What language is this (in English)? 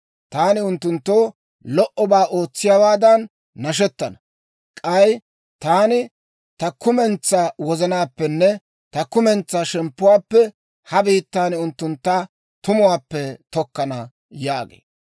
Dawro